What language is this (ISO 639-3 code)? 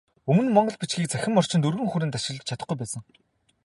mon